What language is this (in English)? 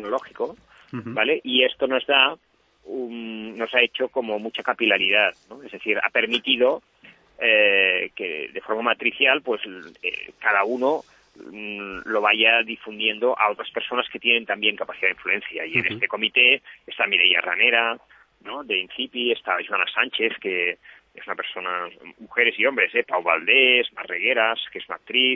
Spanish